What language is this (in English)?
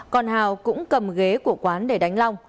Vietnamese